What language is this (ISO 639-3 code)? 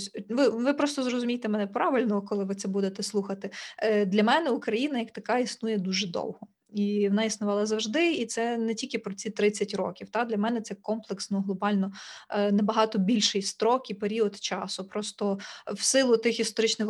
ukr